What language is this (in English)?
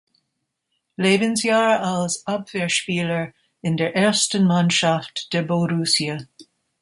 German